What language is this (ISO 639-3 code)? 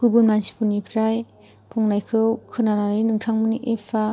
brx